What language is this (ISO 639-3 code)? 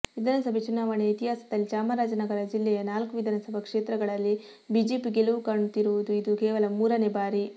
kan